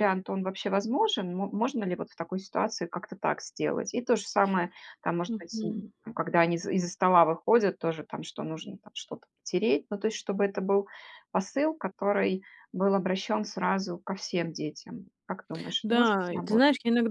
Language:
Russian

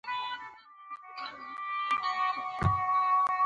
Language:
Pashto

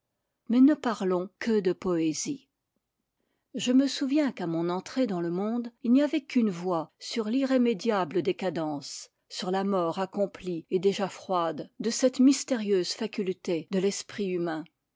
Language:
French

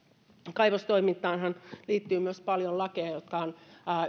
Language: Finnish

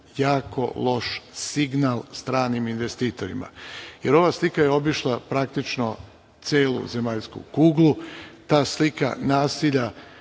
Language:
Serbian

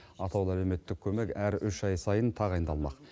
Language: Kazakh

